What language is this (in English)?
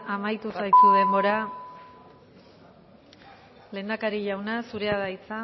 Basque